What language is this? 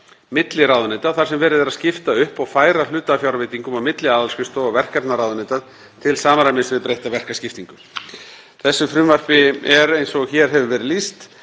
Icelandic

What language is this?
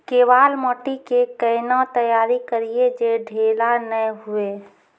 Maithili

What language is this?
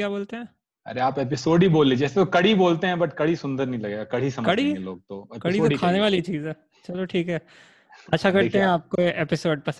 Hindi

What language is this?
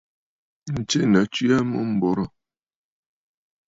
Bafut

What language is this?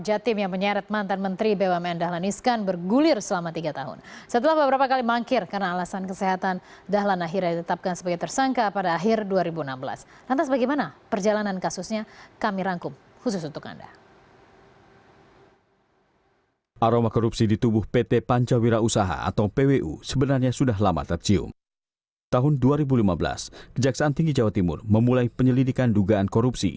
Indonesian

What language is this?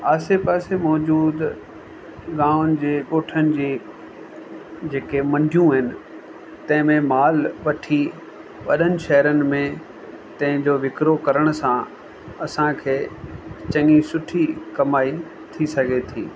Sindhi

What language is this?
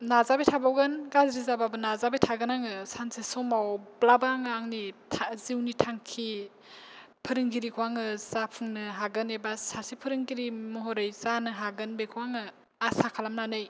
Bodo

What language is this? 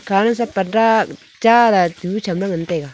Wancho Naga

